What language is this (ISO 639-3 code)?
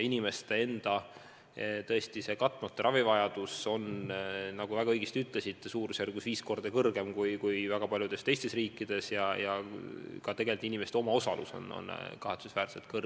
est